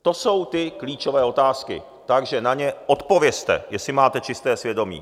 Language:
Czech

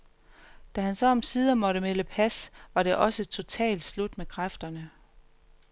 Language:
Danish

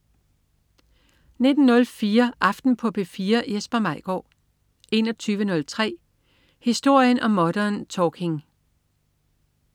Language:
Danish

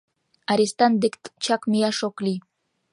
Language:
Mari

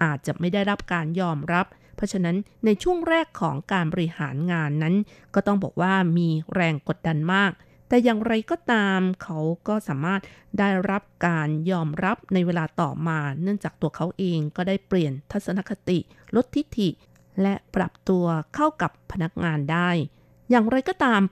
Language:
Thai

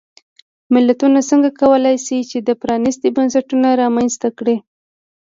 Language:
Pashto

